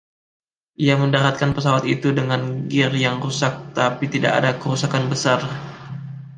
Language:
Indonesian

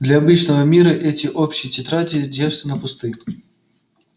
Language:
Russian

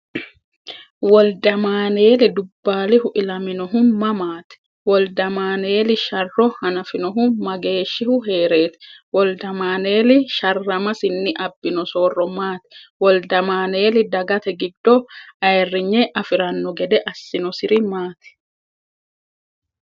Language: Sidamo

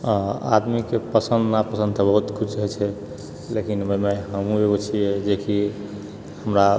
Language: Maithili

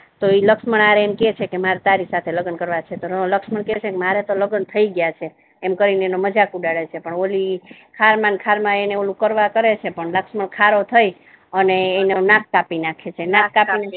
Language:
Gujarati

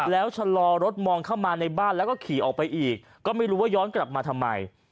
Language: Thai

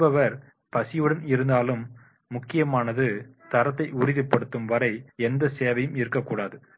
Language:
Tamil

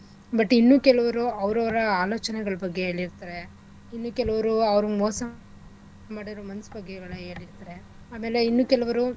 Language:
Kannada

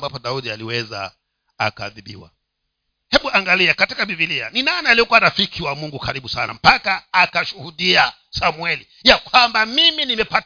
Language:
Swahili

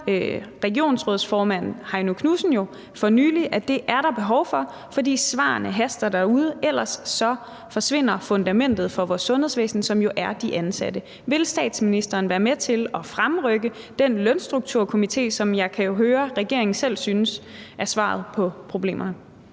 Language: Danish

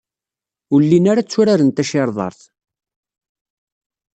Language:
Kabyle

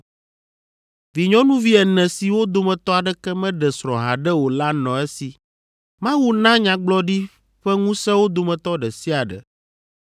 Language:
Ewe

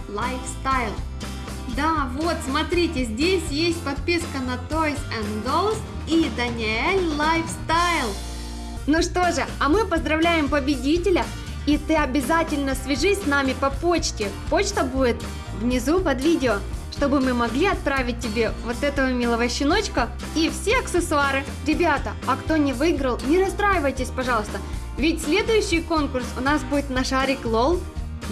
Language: Russian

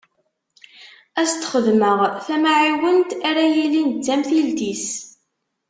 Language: Kabyle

